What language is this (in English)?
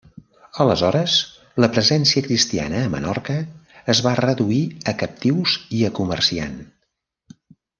Catalan